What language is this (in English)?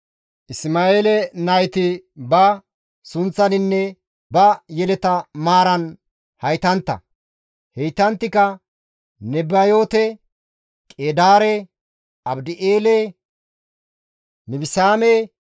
Gamo